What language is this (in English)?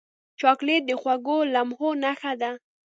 Pashto